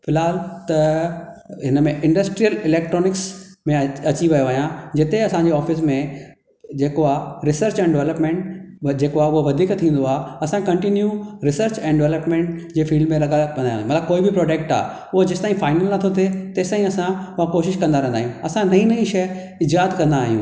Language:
Sindhi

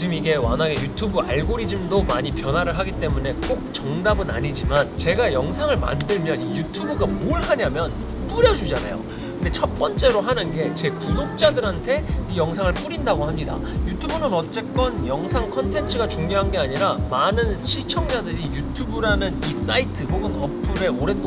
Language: Korean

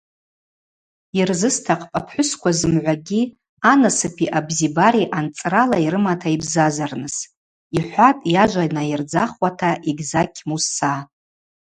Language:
Abaza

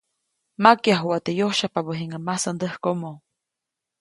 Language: Copainalá Zoque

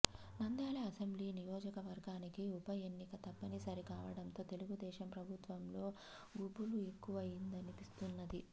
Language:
Telugu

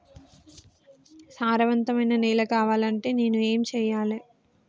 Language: Telugu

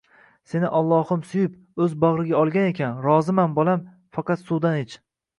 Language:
Uzbek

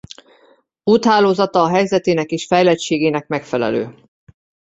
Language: Hungarian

